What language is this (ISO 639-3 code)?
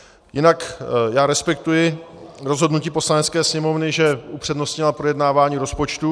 ces